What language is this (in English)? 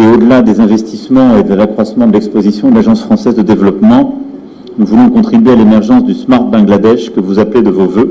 French